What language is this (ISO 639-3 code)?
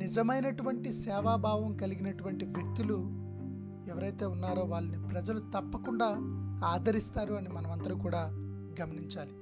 tel